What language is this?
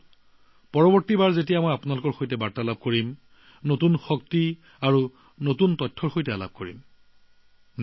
Assamese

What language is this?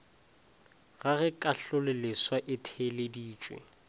Northern Sotho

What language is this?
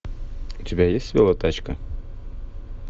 Russian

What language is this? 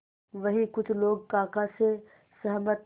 Hindi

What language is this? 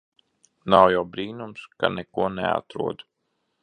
Latvian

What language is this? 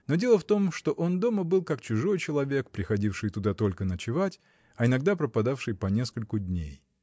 Russian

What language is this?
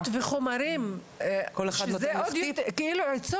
Hebrew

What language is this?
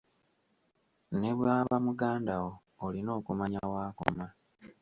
Ganda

